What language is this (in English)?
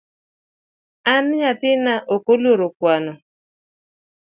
Luo (Kenya and Tanzania)